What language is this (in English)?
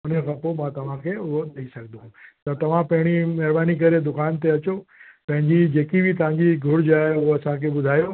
Sindhi